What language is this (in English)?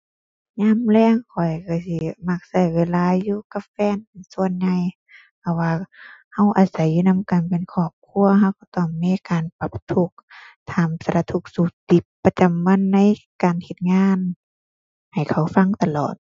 Thai